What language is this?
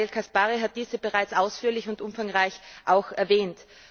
German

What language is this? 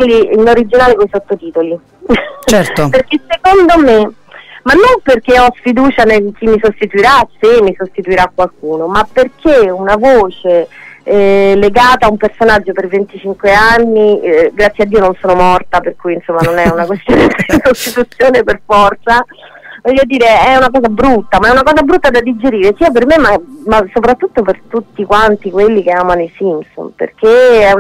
Italian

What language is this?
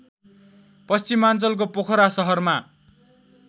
Nepali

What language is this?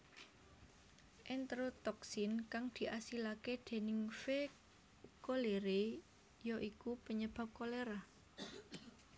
Javanese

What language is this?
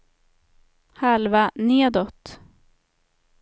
Swedish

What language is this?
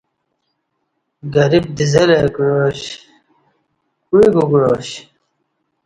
Kati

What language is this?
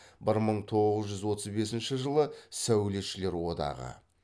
Kazakh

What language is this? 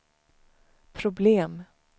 Swedish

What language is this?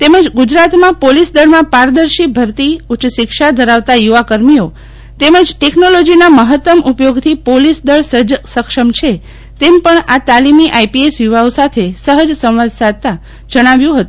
Gujarati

